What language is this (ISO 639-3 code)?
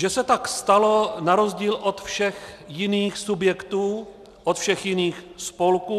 ces